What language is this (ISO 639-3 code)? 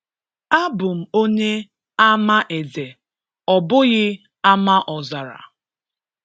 ibo